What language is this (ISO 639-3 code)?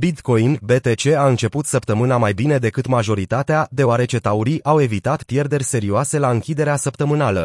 ron